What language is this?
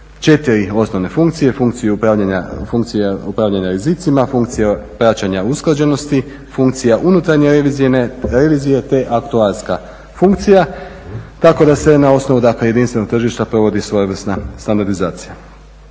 Croatian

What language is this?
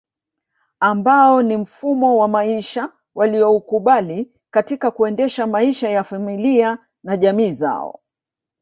Swahili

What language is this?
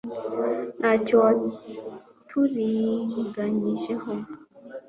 Kinyarwanda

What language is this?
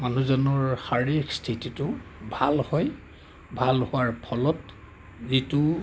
Assamese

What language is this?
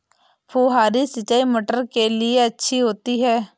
Hindi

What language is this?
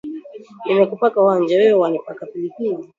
Swahili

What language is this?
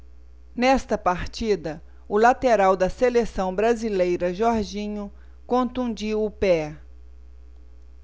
Portuguese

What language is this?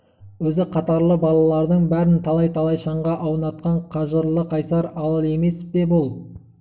Kazakh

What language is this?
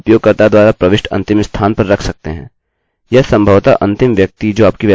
Hindi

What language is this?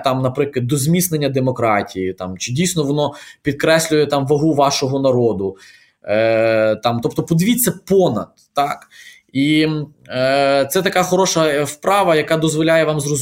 Ukrainian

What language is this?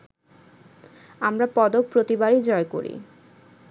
Bangla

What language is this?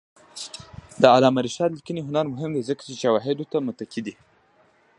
Pashto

